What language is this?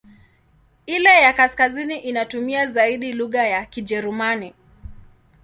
Swahili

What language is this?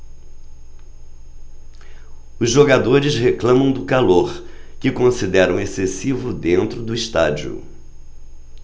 Portuguese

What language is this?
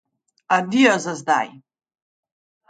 Slovenian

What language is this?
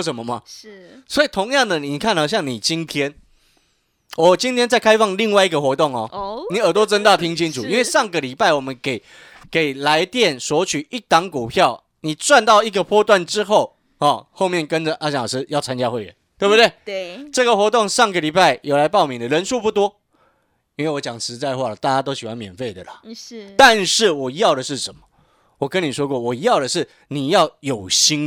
Chinese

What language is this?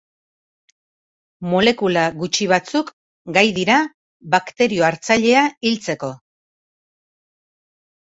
Basque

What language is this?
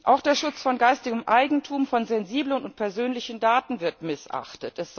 German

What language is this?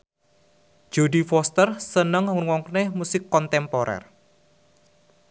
Javanese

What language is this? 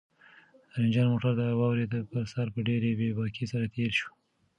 Pashto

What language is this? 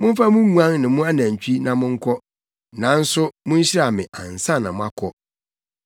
Akan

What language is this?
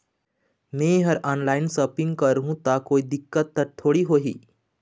Chhattisgarhi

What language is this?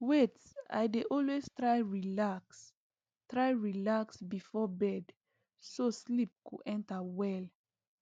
Nigerian Pidgin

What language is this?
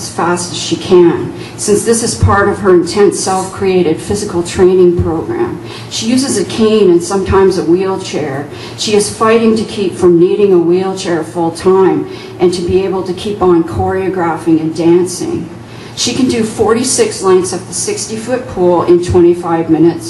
English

